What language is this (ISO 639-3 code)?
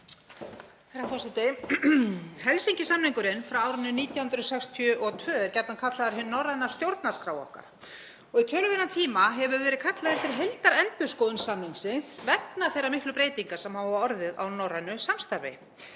isl